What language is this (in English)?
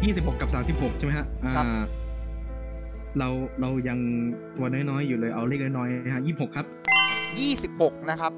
Thai